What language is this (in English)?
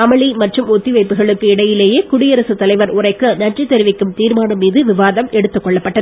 Tamil